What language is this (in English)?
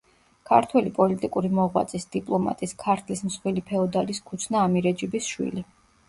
Georgian